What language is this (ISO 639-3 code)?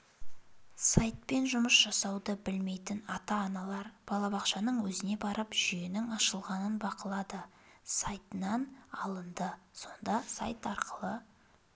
kaz